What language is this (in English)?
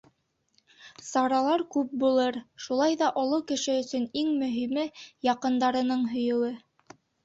Bashkir